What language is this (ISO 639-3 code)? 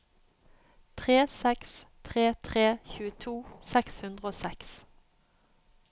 nor